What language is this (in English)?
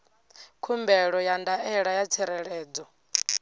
Venda